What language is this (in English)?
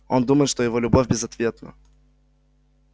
Russian